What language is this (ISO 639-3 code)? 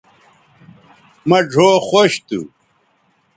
btv